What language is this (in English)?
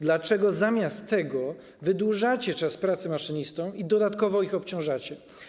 Polish